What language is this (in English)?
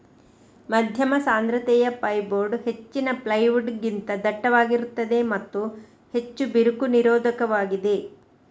Kannada